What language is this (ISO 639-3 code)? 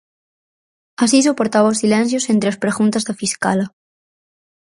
glg